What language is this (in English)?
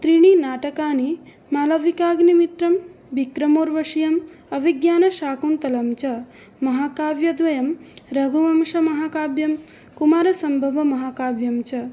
Sanskrit